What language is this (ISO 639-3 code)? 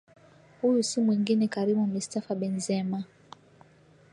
swa